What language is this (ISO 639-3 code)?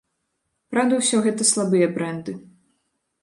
bel